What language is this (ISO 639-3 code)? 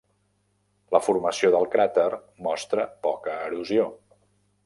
cat